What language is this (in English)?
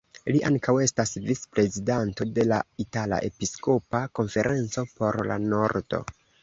Esperanto